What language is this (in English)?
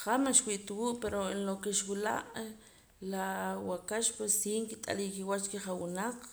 Poqomam